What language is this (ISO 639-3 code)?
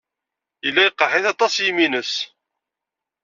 kab